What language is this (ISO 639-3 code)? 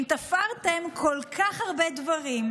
heb